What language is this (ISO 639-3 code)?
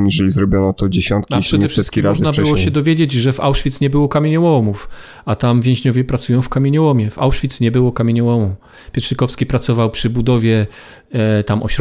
pol